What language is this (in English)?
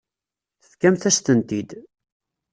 Kabyle